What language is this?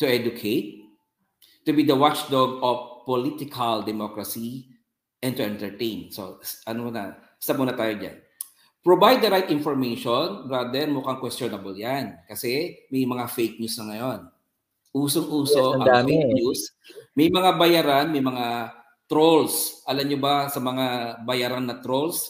Filipino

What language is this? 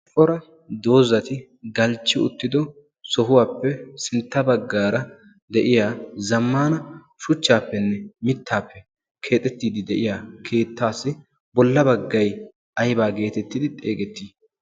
Wolaytta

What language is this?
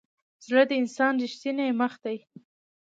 Pashto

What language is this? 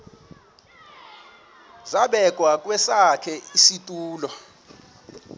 Xhosa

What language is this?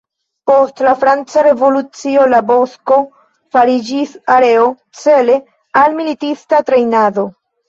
Esperanto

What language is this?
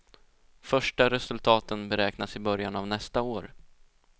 Swedish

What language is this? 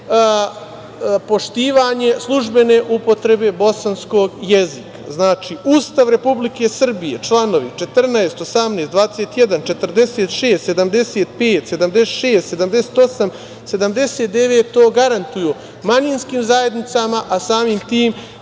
Serbian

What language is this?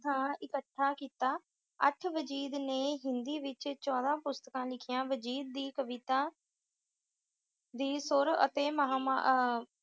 Punjabi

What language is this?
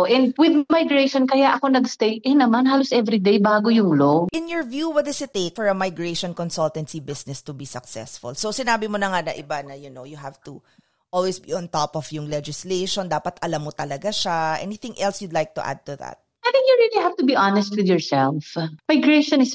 Filipino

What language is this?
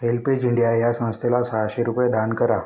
Marathi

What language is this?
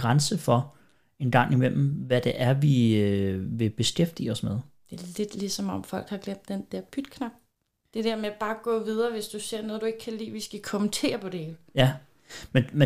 Danish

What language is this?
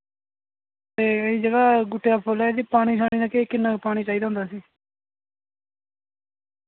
Dogri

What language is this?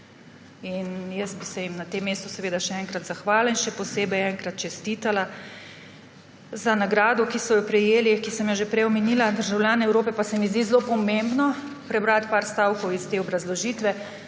Slovenian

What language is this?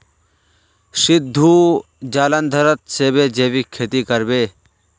Magahi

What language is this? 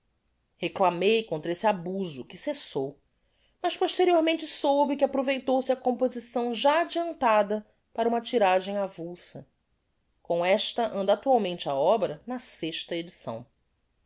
Portuguese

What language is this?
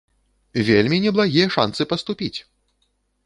Belarusian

